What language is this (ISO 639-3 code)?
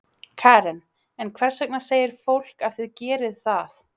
isl